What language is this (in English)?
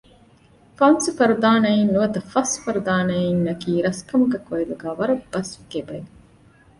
Divehi